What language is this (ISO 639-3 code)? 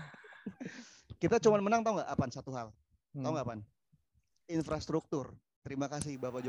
ind